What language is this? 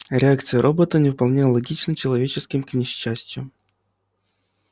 Russian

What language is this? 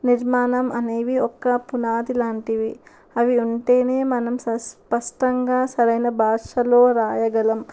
Telugu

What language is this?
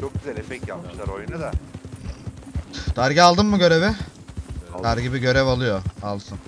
Turkish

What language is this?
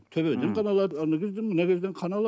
Kazakh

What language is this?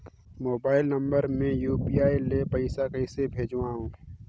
Chhattisgarhi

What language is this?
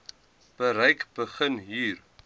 Afrikaans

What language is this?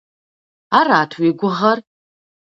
Kabardian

